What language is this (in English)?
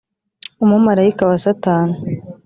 Kinyarwanda